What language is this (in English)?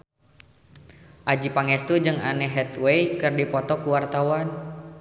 Sundanese